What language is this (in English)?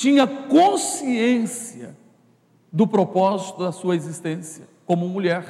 Portuguese